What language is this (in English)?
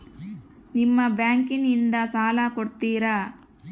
Kannada